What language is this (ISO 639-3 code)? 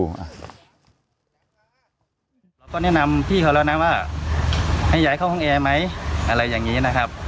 tha